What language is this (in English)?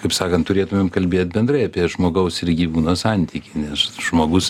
Lithuanian